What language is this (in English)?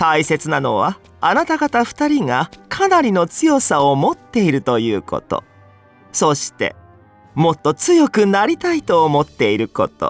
Japanese